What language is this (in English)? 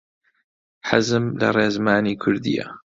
Central Kurdish